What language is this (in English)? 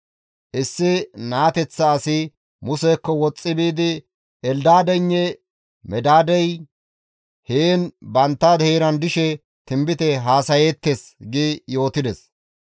Gamo